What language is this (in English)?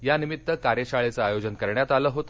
Marathi